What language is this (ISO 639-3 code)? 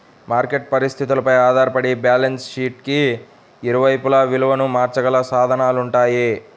tel